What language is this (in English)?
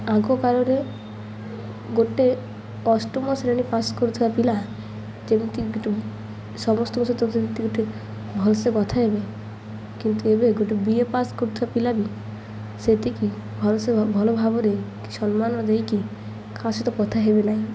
Odia